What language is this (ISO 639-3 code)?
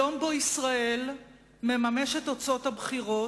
heb